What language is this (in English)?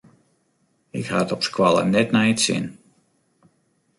Western Frisian